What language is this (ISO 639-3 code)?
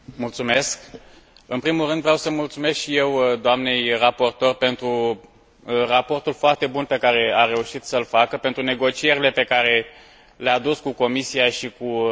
ron